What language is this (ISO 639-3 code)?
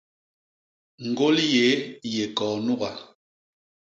bas